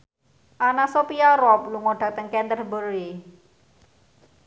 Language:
Javanese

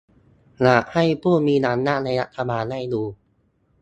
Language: Thai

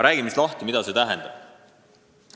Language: Estonian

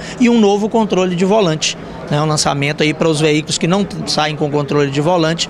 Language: Portuguese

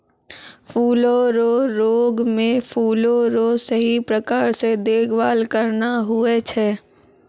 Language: Maithili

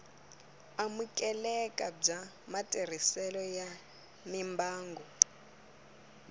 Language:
Tsonga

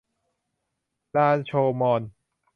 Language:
Thai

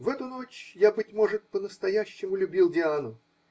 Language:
Russian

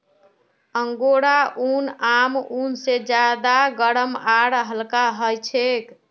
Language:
Magahi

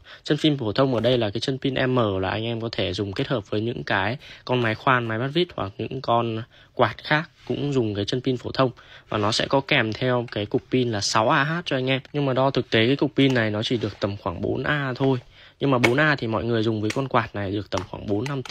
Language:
Vietnamese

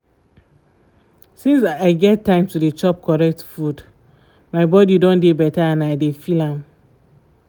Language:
Nigerian Pidgin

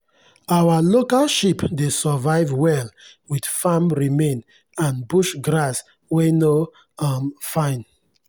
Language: Nigerian Pidgin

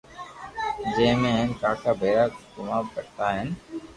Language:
Loarki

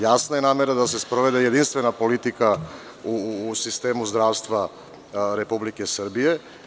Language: Serbian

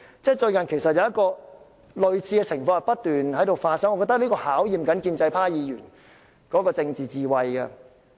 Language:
Cantonese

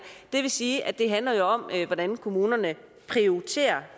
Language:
Danish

